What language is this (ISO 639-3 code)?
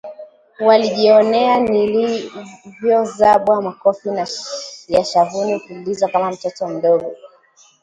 swa